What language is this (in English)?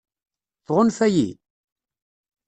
Kabyle